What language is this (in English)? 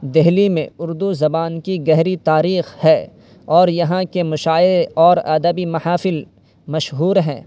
Urdu